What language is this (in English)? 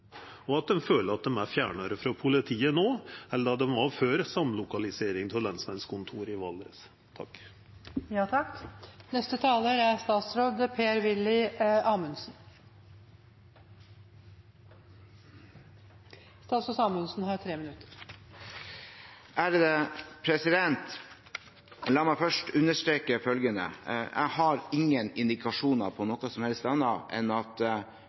Norwegian